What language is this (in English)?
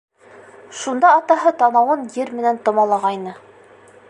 Bashkir